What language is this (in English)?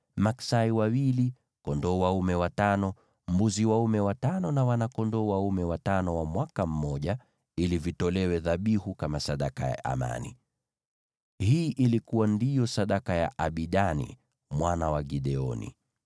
Swahili